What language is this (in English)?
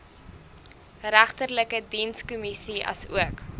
Afrikaans